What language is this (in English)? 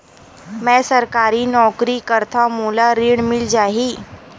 Chhattisgarhi